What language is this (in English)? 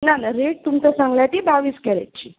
Konkani